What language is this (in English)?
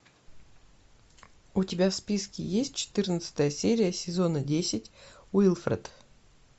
Russian